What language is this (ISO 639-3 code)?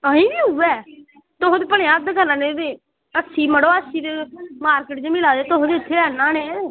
doi